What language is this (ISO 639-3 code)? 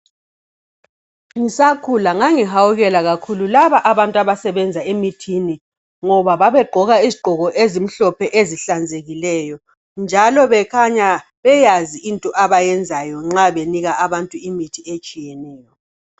nde